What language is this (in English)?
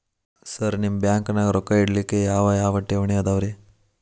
Kannada